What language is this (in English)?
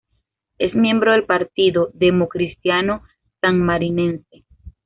Spanish